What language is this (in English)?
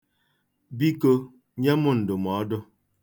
Igbo